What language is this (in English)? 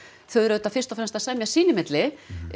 Icelandic